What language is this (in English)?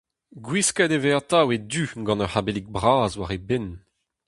Breton